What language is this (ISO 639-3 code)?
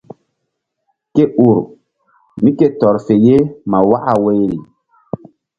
mdd